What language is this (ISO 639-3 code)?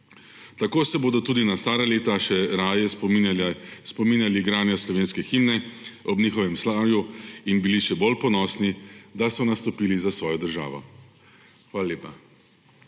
slv